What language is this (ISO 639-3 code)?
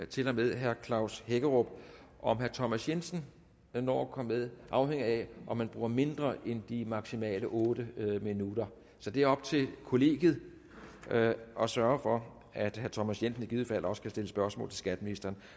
dan